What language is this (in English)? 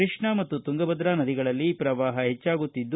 Kannada